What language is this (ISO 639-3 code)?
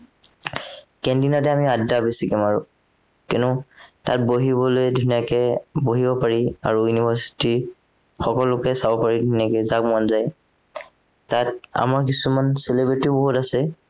asm